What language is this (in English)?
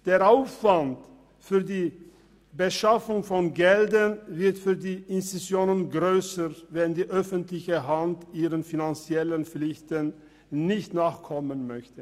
Swiss German